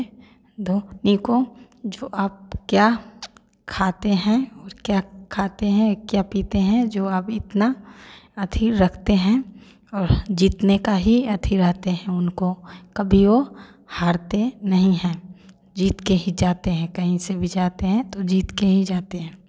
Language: Hindi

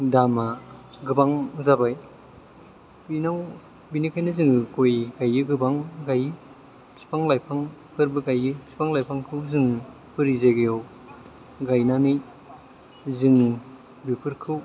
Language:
Bodo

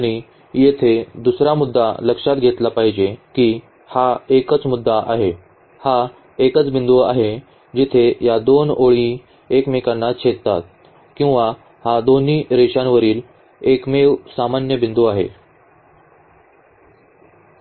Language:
Marathi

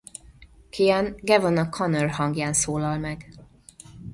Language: Hungarian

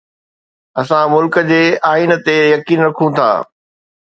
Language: Sindhi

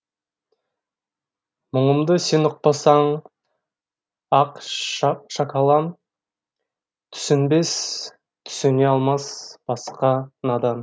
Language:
Kazakh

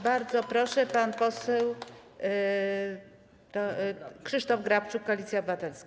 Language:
Polish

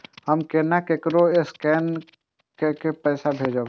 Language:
Maithili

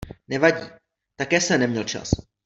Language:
Czech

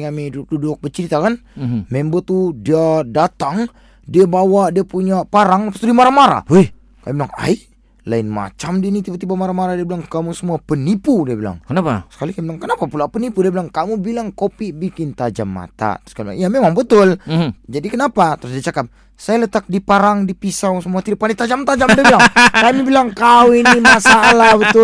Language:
Malay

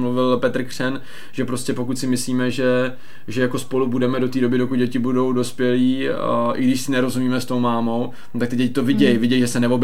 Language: Czech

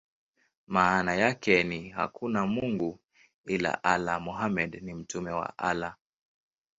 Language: Swahili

